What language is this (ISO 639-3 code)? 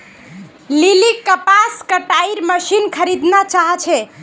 mag